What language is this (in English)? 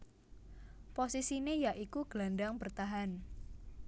Javanese